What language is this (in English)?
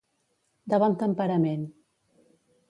Catalan